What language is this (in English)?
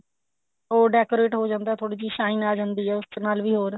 Punjabi